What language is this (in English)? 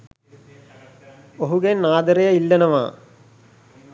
Sinhala